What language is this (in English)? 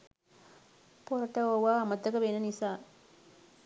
Sinhala